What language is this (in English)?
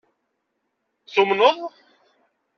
Kabyle